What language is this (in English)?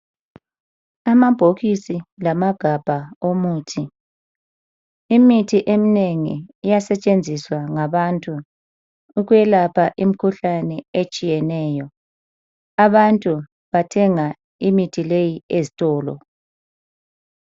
North Ndebele